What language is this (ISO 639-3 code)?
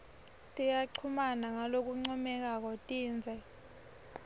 ssw